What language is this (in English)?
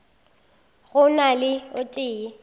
Northern Sotho